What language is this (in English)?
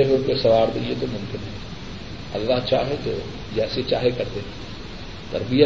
Urdu